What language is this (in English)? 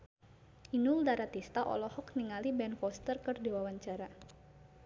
Sundanese